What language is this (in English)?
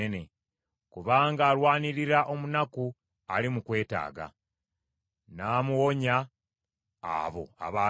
Ganda